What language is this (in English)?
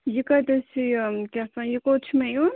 Kashmiri